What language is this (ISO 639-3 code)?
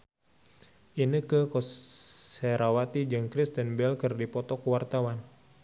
sun